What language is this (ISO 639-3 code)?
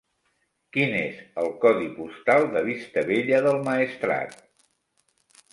cat